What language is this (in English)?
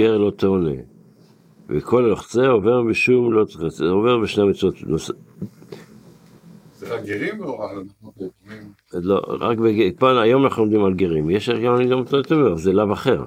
Hebrew